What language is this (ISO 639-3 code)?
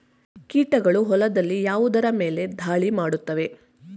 kan